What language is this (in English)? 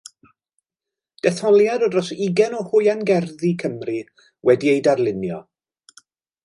Welsh